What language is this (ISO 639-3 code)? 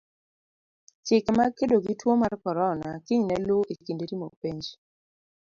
luo